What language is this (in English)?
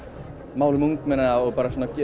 Icelandic